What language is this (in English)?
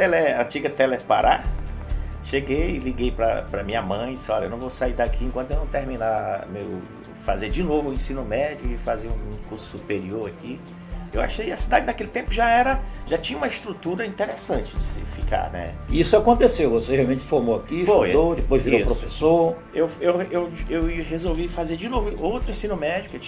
Portuguese